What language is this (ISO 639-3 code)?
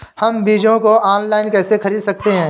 hin